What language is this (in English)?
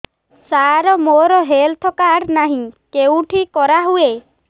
Odia